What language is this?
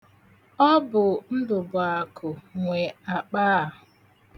Igbo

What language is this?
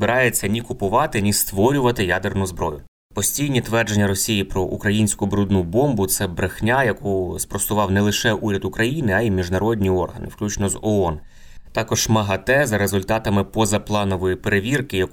Ukrainian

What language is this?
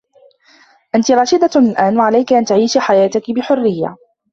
Arabic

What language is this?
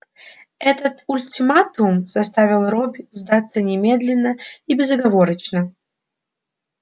Russian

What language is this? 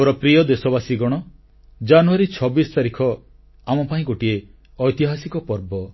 Odia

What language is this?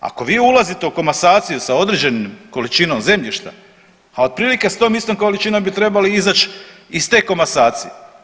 Croatian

